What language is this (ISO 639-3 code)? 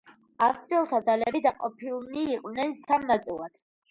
kat